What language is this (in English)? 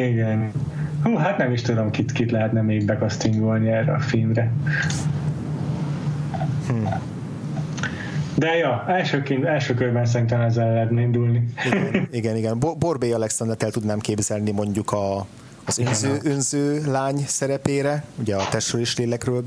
Hungarian